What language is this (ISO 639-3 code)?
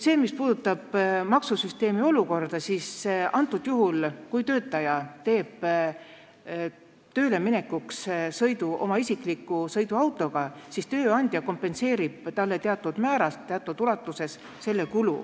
est